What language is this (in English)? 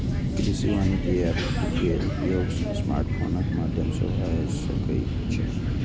Maithili